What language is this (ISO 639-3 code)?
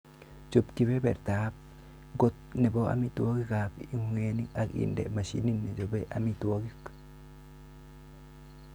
kln